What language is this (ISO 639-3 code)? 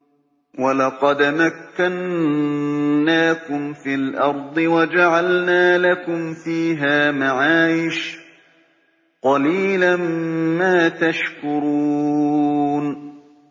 ara